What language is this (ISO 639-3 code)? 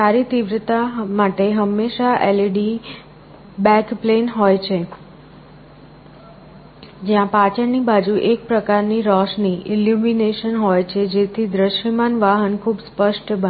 guj